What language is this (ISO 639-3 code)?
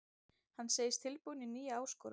isl